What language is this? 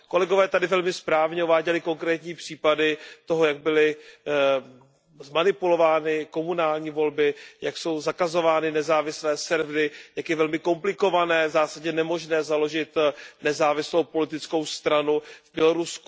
Czech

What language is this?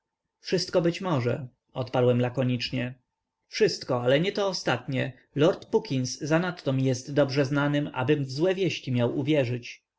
Polish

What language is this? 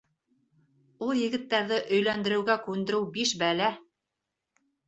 Bashkir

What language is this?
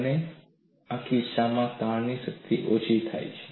Gujarati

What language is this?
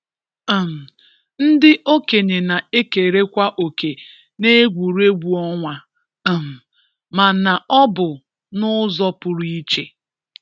Igbo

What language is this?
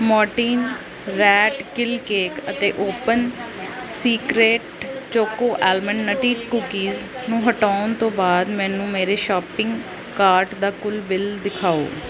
Punjabi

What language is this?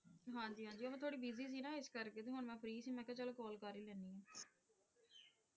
Punjabi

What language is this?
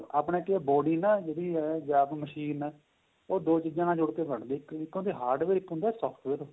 Punjabi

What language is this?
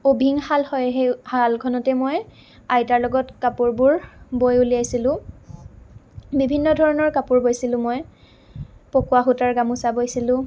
Assamese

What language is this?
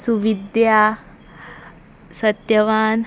Konkani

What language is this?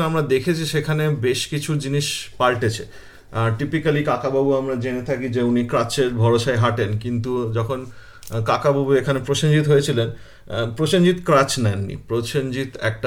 Bangla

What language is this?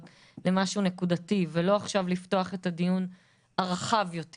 Hebrew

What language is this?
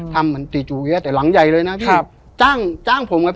Thai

